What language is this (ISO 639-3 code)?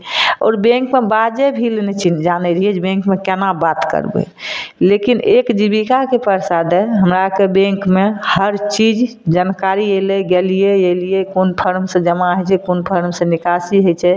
mai